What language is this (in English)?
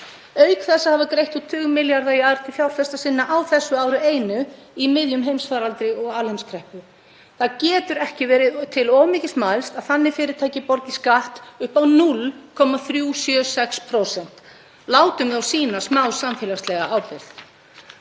Icelandic